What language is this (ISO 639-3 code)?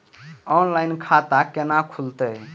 mai